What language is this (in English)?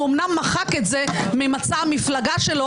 Hebrew